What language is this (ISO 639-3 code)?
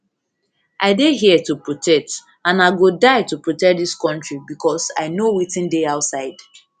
pcm